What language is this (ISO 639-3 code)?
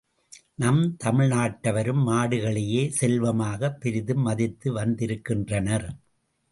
tam